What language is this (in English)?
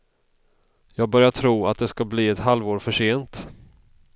Swedish